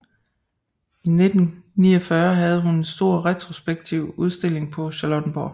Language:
Danish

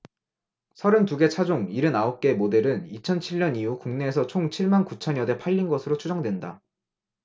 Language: Korean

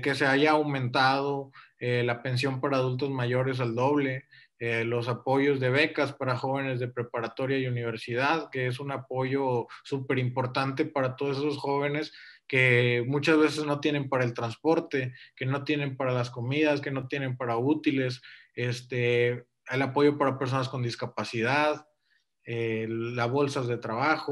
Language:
Spanish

